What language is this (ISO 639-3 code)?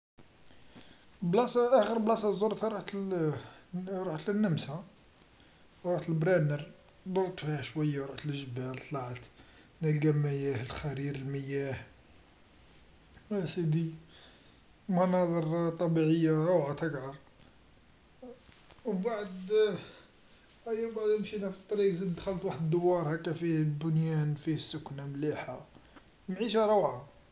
arq